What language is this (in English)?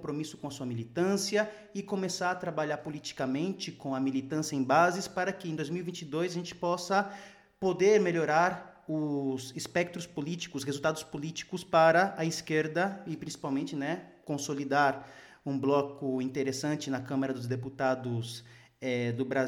Portuguese